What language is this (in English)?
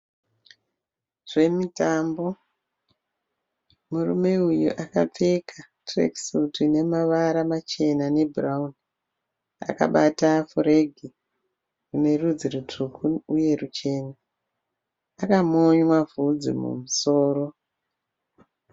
Shona